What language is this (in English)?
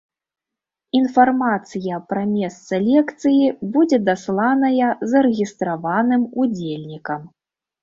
Belarusian